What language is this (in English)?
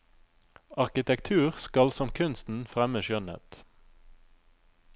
Norwegian